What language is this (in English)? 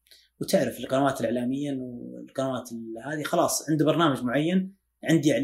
Arabic